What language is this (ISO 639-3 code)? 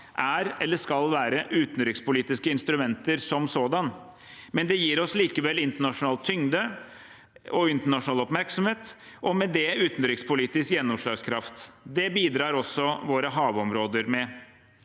nor